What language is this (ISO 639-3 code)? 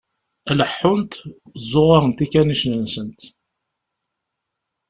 kab